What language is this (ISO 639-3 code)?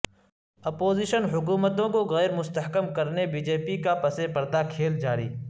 urd